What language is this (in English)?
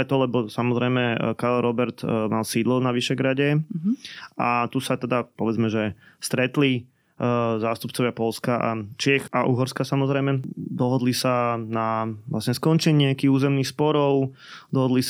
Slovak